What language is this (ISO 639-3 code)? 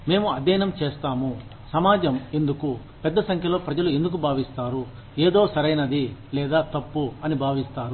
tel